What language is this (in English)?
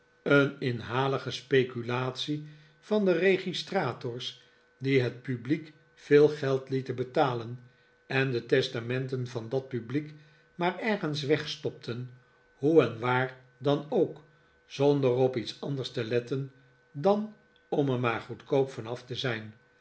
Dutch